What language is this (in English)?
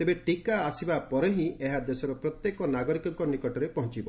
Odia